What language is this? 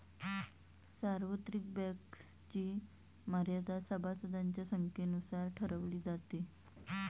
Marathi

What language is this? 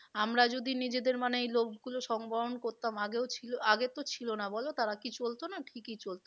Bangla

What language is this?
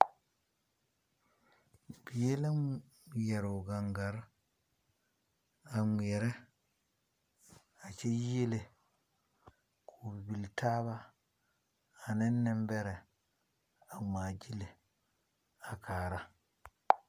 Southern Dagaare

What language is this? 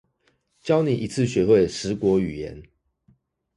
Chinese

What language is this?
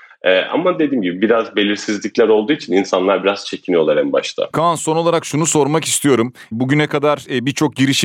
Turkish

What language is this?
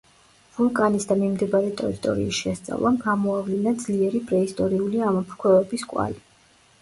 Georgian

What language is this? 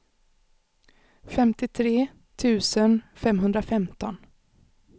Swedish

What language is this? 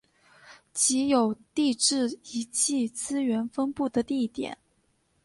Chinese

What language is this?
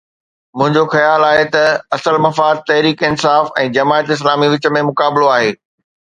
Sindhi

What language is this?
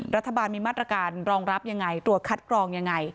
Thai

